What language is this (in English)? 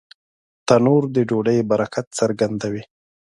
Pashto